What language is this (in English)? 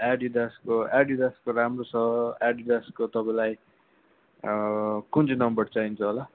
Nepali